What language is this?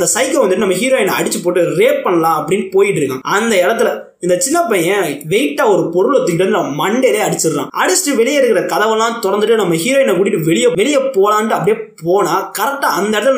Tamil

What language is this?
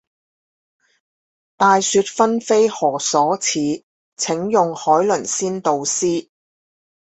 Chinese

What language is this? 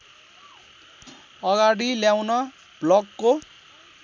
Nepali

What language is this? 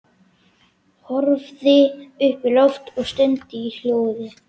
Icelandic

